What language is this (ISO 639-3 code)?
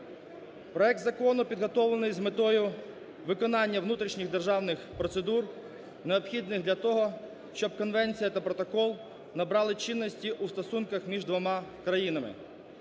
ukr